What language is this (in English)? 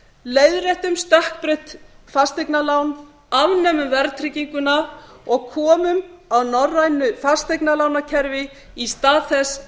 Icelandic